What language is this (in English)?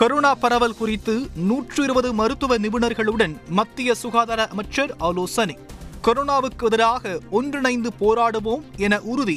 Tamil